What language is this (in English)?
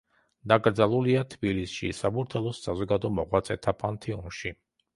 Georgian